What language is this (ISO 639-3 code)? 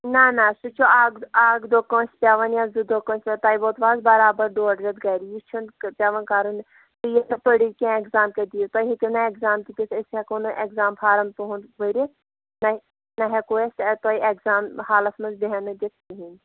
kas